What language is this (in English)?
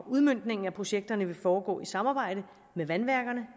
Danish